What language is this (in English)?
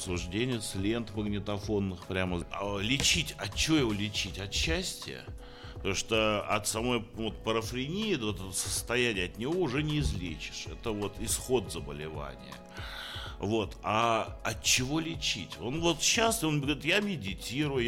Russian